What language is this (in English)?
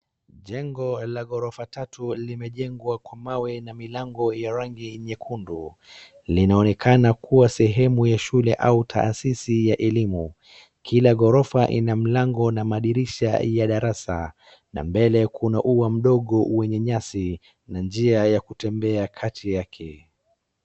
Swahili